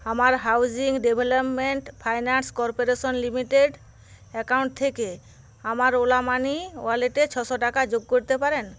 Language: Bangla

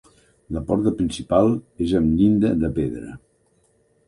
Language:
Catalan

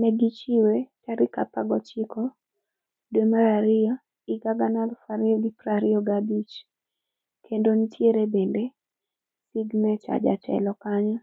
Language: Luo (Kenya and Tanzania)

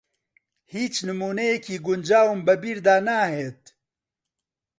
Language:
Central Kurdish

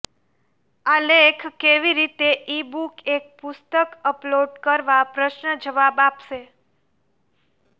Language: Gujarati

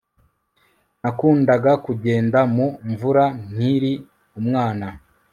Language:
Kinyarwanda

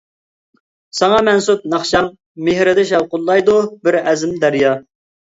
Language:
Uyghur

